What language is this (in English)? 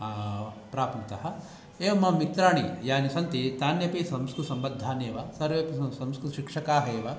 Sanskrit